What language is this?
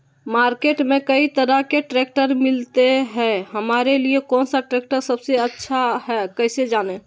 Magahi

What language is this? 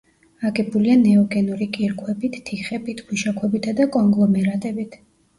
Georgian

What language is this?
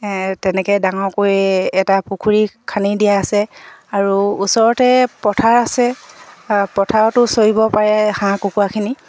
Assamese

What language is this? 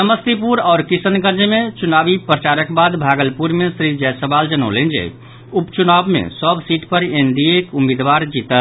Maithili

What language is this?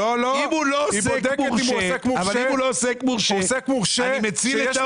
Hebrew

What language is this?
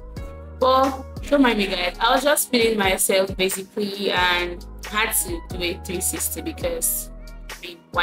English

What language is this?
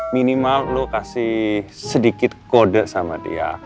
Indonesian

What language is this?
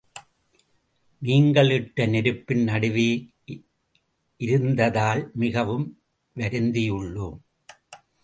Tamil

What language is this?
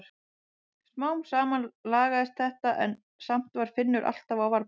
Icelandic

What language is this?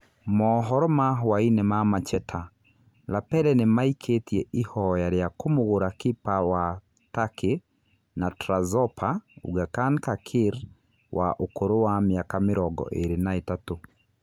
Kikuyu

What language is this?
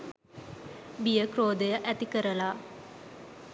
Sinhala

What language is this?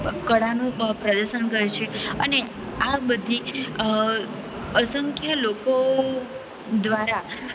Gujarati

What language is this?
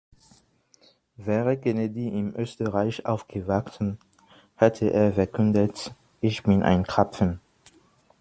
German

